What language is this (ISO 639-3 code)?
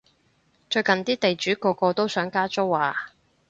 yue